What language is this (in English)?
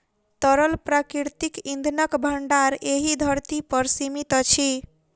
Maithili